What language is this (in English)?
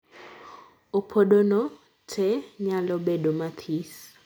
Luo (Kenya and Tanzania)